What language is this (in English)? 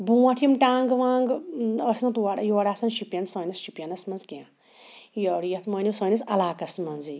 Kashmiri